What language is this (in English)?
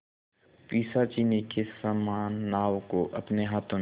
Hindi